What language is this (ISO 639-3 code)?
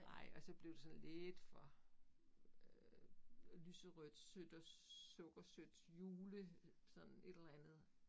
dan